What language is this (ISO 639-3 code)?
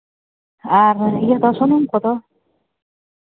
sat